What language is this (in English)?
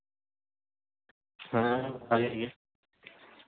Santali